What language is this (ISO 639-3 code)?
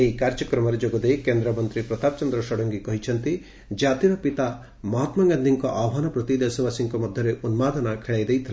ori